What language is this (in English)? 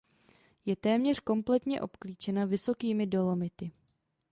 Czech